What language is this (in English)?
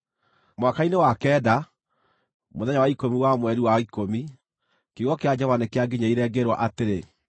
Kikuyu